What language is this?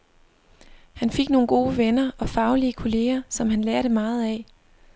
Danish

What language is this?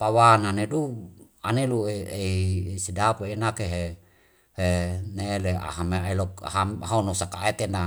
Wemale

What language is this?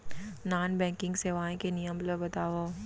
Chhattisgarhi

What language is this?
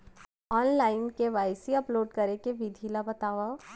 Chhattisgarhi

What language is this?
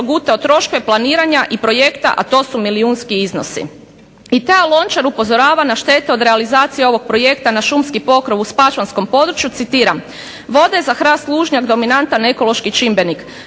Croatian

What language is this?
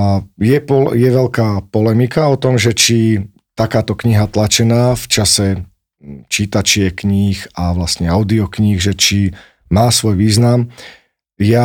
Slovak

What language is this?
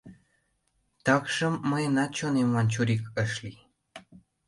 Mari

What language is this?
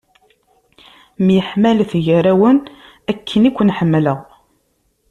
Kabyle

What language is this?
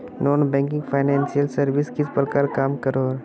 Magahi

